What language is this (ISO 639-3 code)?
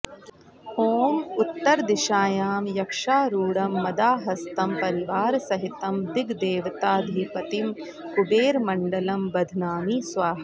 san